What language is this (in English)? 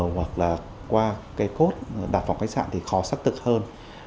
Vietnamese